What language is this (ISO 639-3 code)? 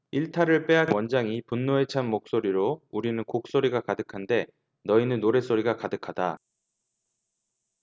kor